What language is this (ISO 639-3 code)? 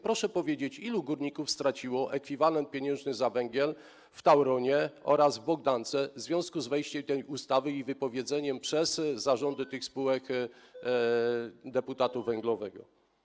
pol